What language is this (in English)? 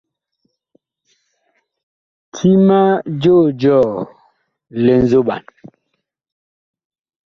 Bakoko